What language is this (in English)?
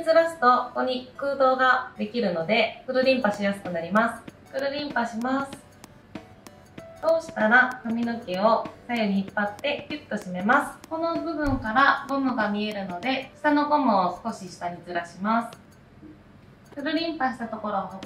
Japanese